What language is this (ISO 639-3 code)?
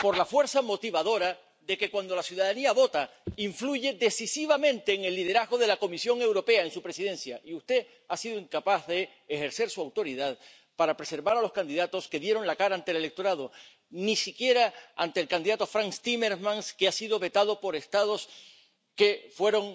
spa